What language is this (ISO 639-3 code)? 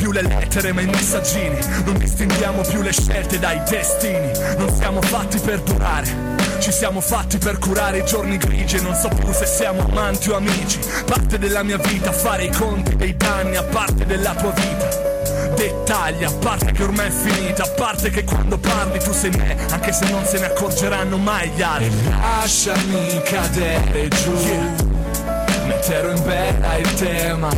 ita